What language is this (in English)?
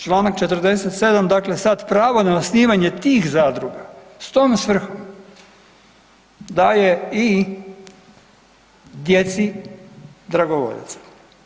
Croatian